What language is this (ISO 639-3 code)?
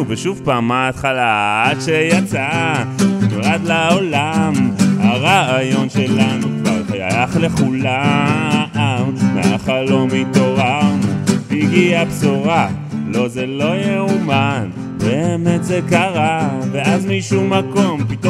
heb